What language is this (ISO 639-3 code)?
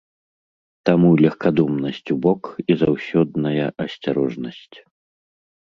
bel